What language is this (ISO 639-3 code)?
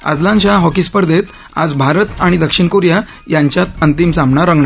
mar